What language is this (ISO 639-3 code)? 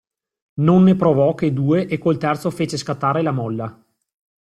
ita